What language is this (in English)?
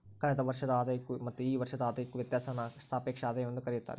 Kannada